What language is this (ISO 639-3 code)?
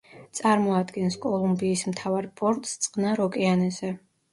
kat